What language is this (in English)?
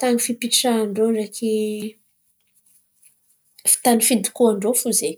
Antankarana Malagasy